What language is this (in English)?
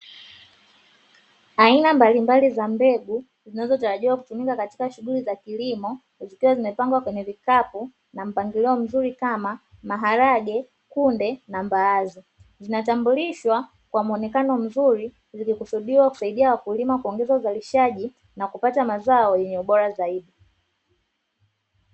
Swahili